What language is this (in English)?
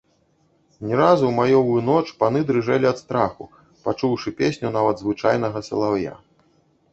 Belarusian